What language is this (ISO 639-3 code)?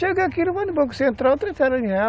por